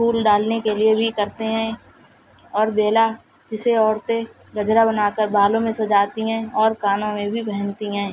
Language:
Urdu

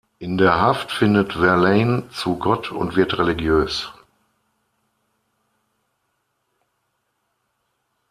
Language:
German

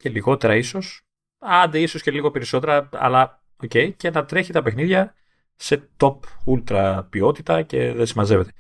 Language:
Greek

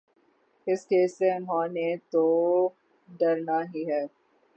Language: Urdu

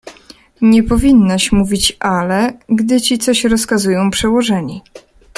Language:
Polish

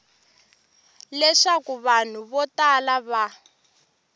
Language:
Tsonga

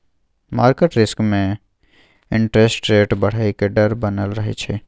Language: Maithili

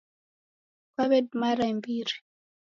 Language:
Taita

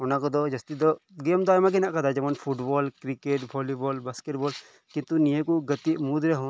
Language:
Santali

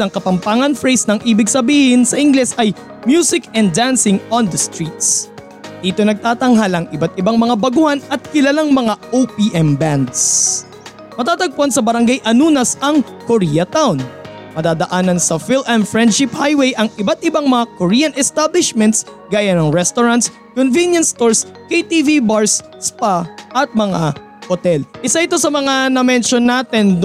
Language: Filipino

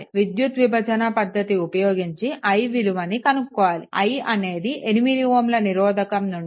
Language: Telugu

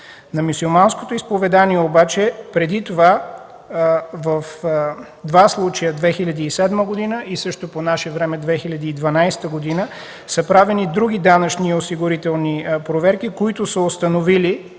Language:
Bulgarian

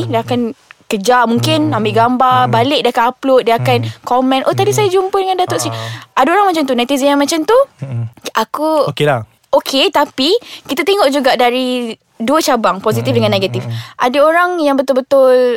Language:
Malay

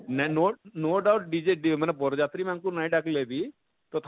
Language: Odia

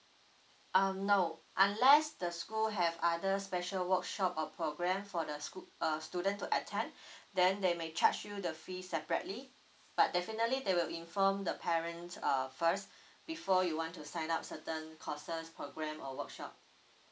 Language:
English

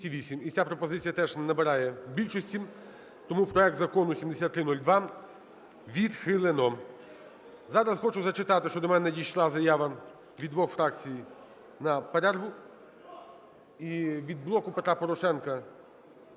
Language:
Ukrainian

